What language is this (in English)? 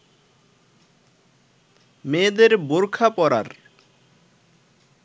Bangla